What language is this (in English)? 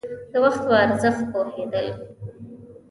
Pashto